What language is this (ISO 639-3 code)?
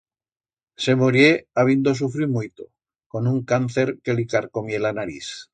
arg